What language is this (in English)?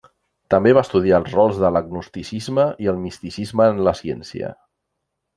Catalan